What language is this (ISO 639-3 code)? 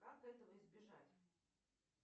rus